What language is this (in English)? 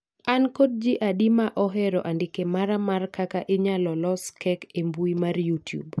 Luo (Kenya and Tanzania)